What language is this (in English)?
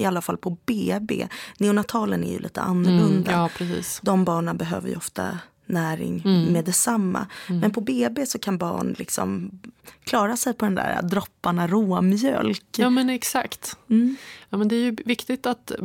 Swedish